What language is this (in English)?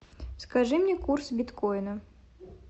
Russian